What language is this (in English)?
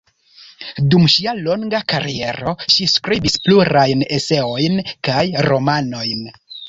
Esperanto